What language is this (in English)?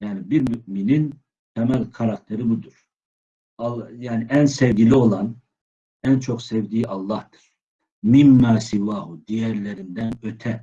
Turkish